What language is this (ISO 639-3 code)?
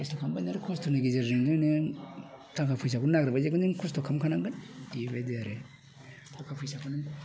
brx